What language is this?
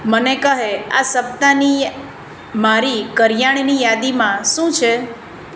Gujarati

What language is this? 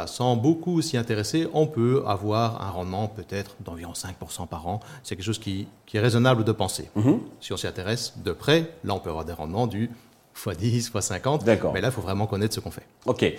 French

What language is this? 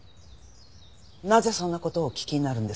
Japanese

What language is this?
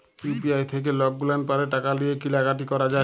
Bangla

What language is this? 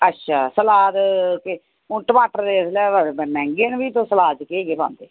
Dogri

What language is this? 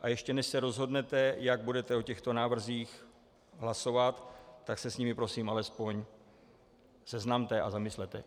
Czech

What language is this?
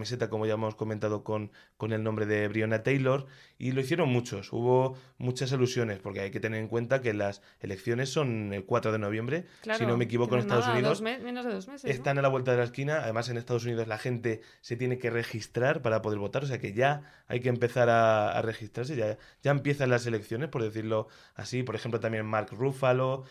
Spanish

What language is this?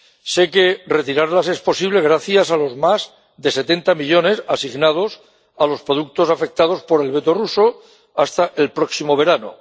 Spanish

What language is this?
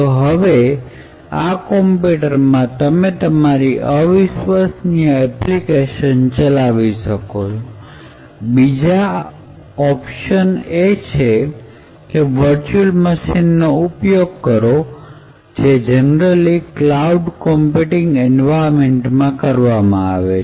Gujarati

